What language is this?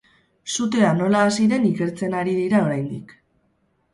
Basque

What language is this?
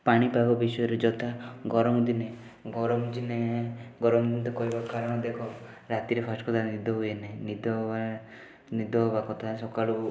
Odia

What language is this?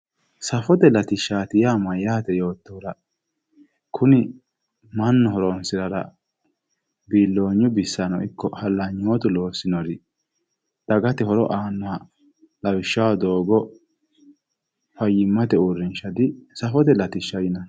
Sidamo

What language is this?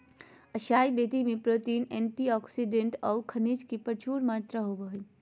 Magahi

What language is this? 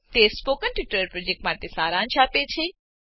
Gujarati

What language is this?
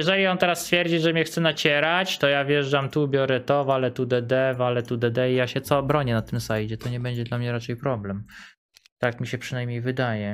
Polish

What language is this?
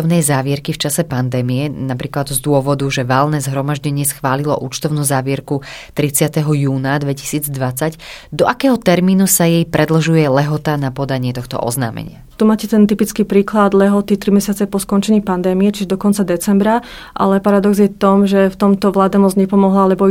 Slovak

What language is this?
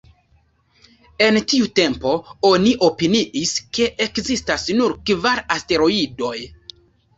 Esperanto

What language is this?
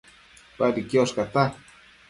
Matsés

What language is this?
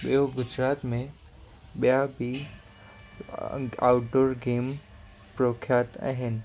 Sindhi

